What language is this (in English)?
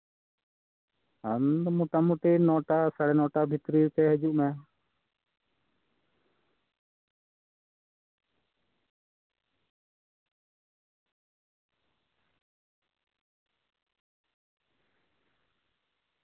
Santali